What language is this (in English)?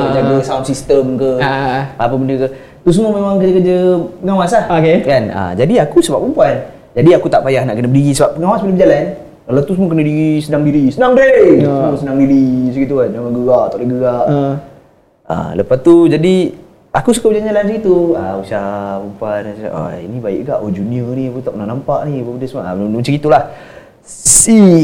Malay